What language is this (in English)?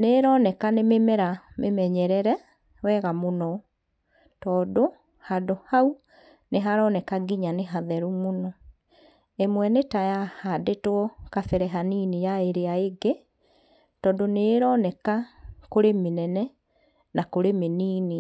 Kikuyu